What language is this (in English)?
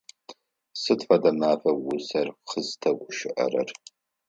Adyghe